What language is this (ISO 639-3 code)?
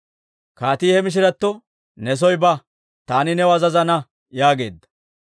dwr